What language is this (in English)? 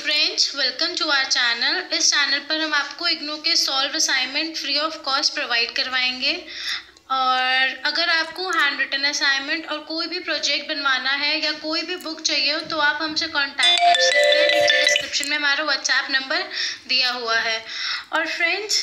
Hindi